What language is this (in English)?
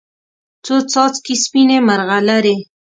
Pashto